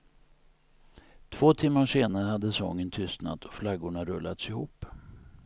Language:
Swedish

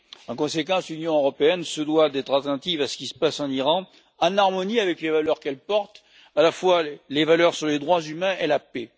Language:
French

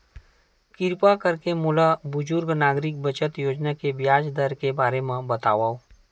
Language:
Chhattisgarhi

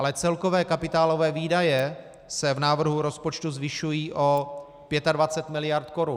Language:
Czech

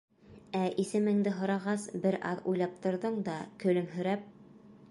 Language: Bashkir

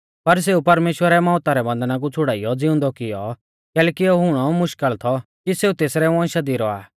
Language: Mahasu Pahari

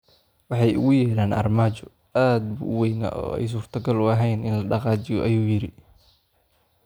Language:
Somali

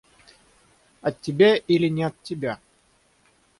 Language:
Russian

